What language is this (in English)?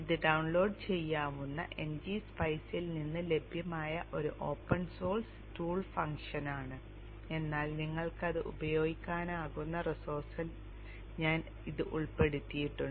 Malayalam